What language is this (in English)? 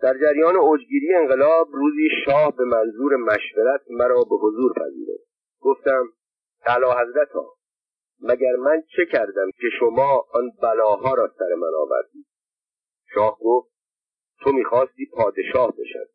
Persian